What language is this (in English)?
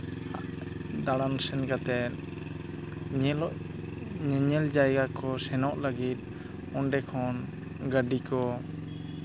Santali